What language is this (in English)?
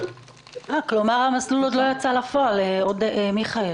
Hebrew